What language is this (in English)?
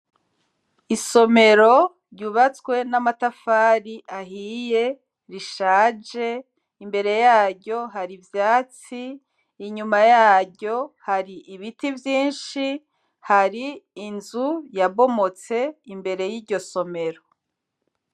Rundi